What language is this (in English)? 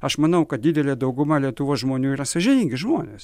Lithuanian